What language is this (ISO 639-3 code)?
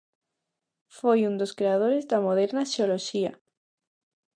glg